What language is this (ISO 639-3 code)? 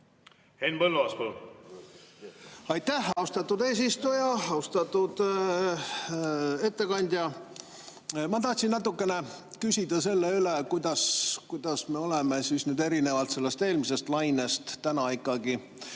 est